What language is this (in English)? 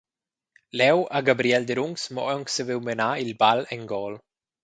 Romansh